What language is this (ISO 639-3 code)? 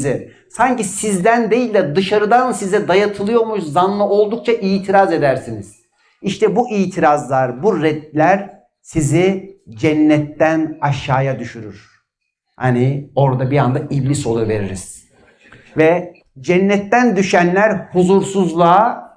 tur